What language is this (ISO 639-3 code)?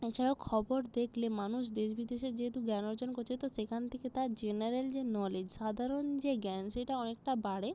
ben